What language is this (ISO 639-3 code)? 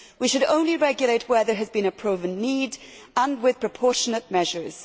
eng